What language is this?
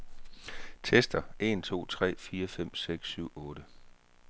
Danish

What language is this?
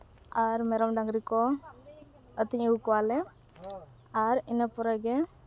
Santali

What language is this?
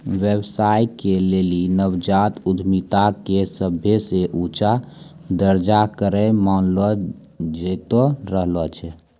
Maithili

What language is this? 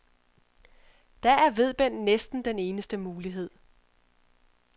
Danish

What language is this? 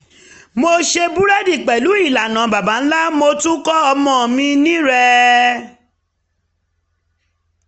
Yoruba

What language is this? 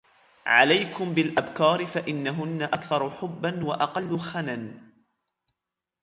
Arabic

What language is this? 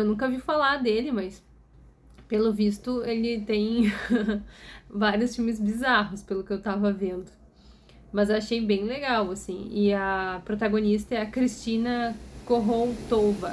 Portuguese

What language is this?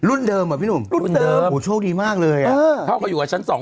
Thai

